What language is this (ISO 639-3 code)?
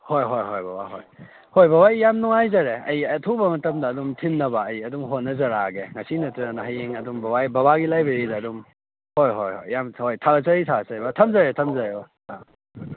mni